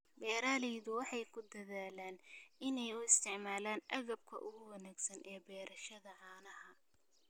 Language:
Somali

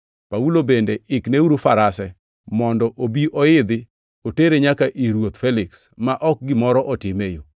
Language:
Luo (Kenya and Tanzania)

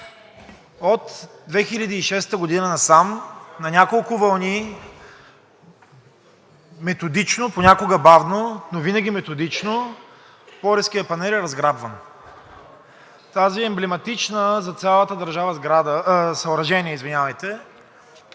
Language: Bulgarian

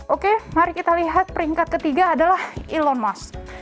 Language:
Indonesian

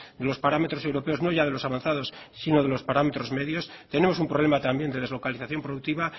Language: Spanish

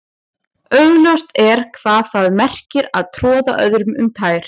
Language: Icelandic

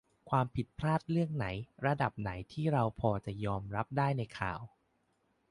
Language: Thai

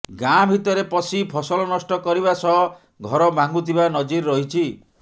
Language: Odia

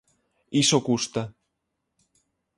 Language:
Galician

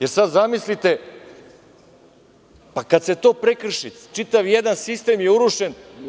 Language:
Serbian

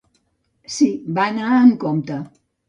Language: Catalan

